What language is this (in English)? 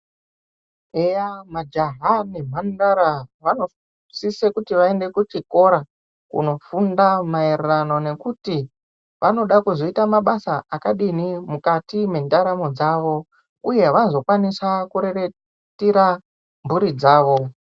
Ndau